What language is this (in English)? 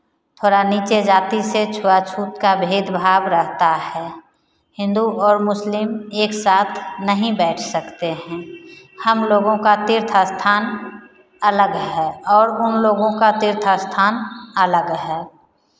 Hindi